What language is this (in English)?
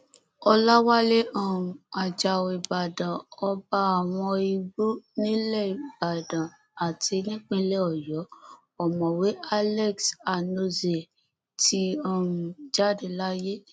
Yoruba